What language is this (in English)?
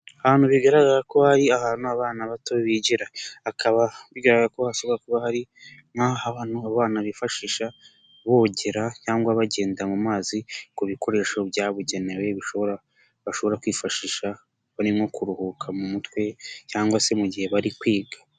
Kinyarwanda